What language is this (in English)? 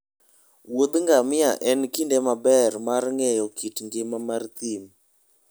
Luo (Kenya and Tanzania)